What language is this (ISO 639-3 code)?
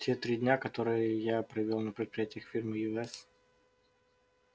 rus